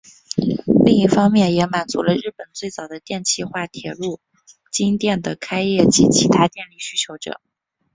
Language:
Chinese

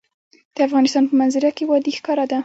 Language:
Pashto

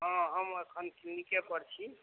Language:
Maithili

